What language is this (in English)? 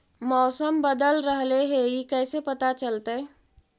Magahi